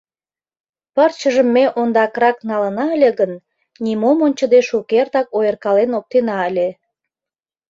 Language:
Mari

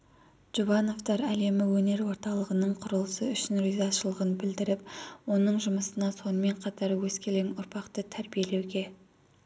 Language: Kazakh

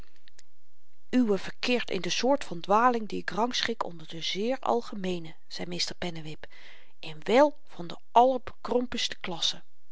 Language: Dutch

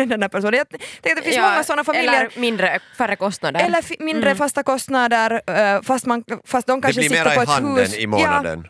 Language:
Swedish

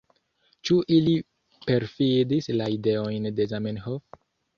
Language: Esperanto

